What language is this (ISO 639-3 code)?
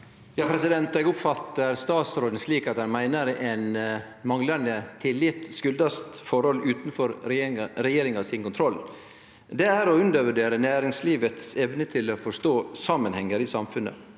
nor